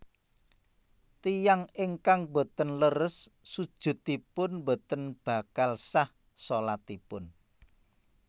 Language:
Javanese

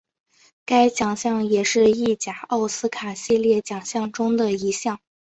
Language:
Chinese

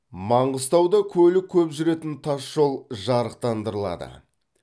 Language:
Kazakh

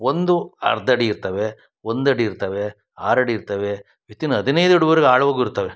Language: Kannada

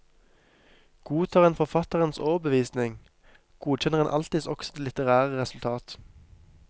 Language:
Norwegian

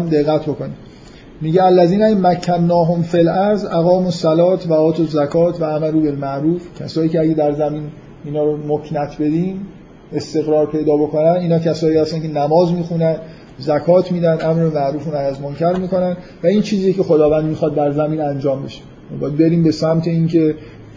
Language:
Persian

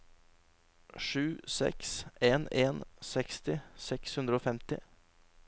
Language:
Norwegian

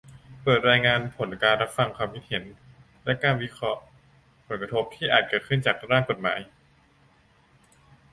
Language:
Thai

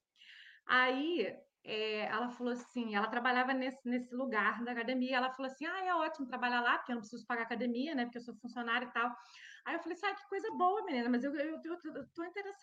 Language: Portuguese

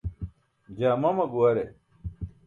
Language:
Burushaski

